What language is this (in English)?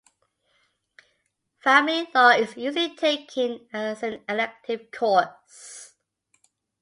English